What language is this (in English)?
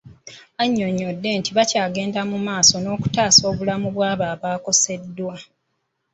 Ganda